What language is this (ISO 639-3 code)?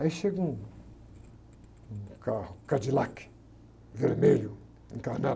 por